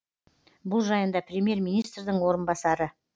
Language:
Kazakh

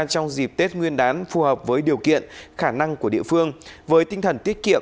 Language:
Vietnamese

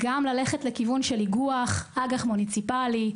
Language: Hebrew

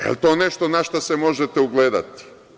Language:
Serbian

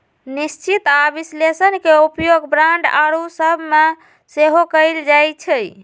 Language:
Magahi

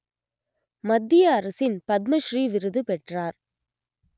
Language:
Tamil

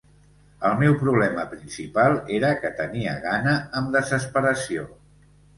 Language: Catalan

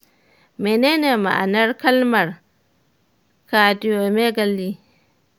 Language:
Hausa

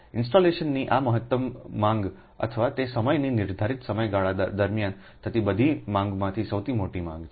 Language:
Gujarati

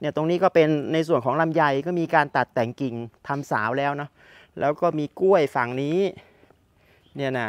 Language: Thai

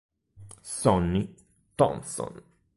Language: Italian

